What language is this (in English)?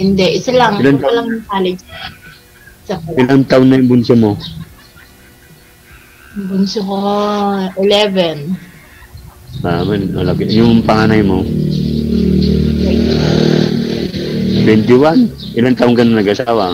Filipino